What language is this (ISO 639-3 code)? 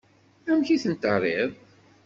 kab